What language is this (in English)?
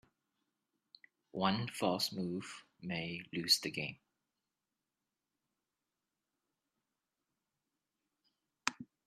English